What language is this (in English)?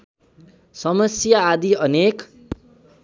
Nepali